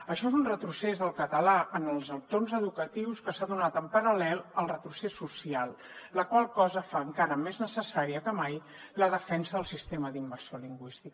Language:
Catalan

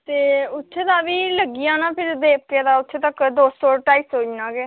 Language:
Dogri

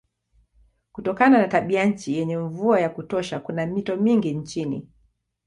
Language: Swahili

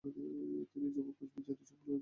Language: Bangla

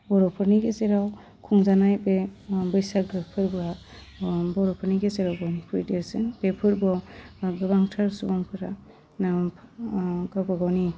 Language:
Bodo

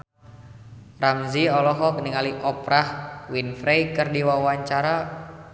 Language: Sundanese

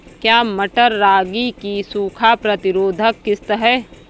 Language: Hindi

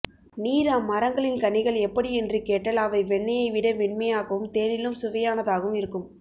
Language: Tamil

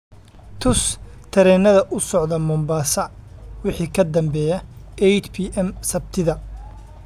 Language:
Somali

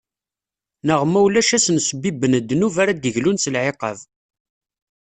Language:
Kabyle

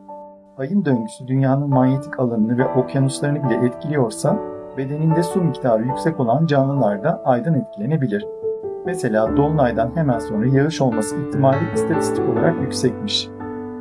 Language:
Turkish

